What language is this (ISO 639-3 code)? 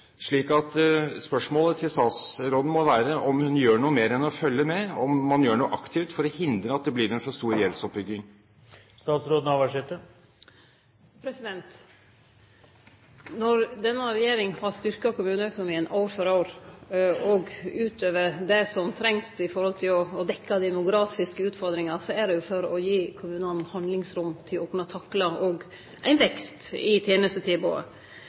nor